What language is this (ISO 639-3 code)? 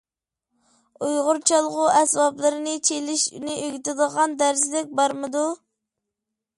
uig